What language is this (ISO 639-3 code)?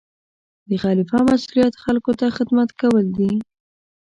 pus